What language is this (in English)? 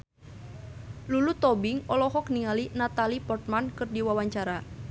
Sundanese